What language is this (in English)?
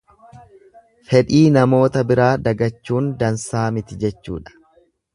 Oromo